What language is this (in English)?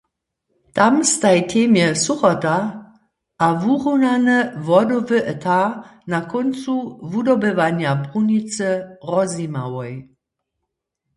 Upper Sorbian